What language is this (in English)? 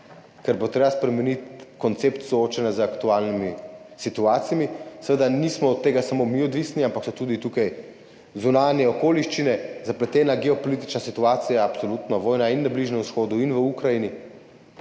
Slovenian